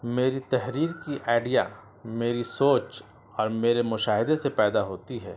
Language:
Urdu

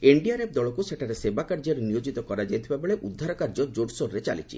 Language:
Odia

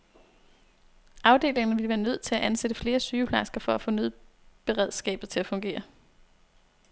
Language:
Danish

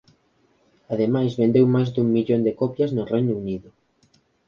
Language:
Galician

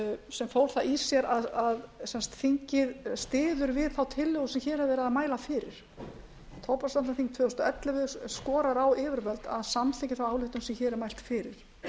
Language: Icelandic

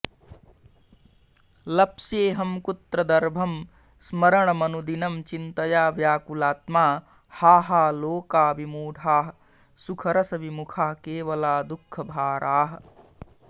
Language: Sanskrit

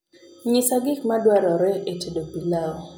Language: Luo (Kenya and Tanzania)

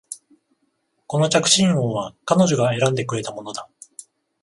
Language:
Japanese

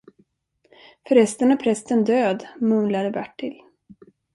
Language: Swedish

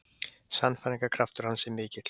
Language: Icelandic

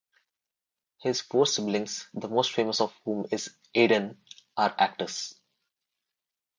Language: English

